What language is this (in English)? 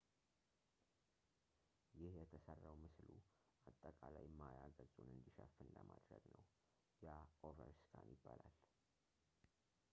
Amharic